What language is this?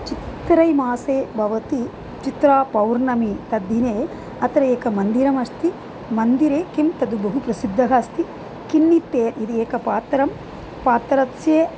Sanskrit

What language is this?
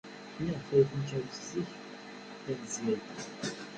Kabyle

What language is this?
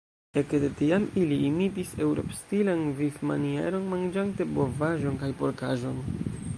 Esperanto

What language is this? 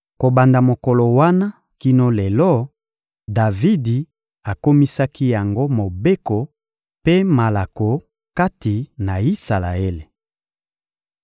Lingala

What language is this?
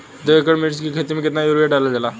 Bhojpuri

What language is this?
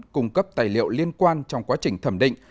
Vietnamese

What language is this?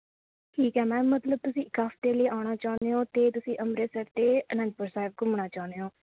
Punjabi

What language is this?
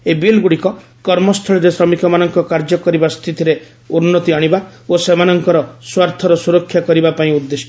Odia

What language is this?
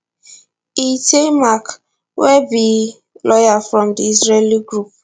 Nigerian Pidgin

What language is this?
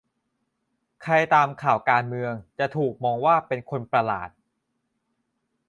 Thai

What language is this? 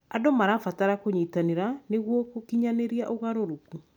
Kikuyu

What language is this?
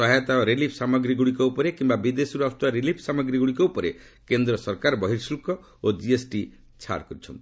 Odia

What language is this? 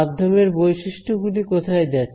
Bangla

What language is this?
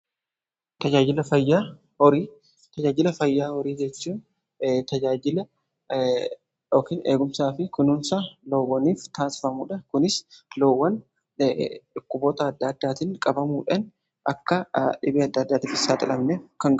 Oromo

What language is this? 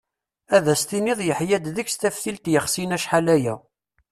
Kabyle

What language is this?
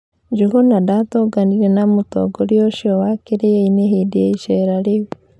Kikuyu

